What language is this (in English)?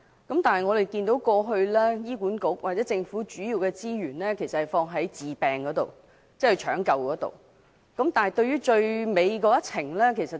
Cantonese